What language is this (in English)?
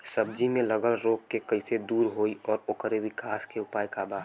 Bhojpuri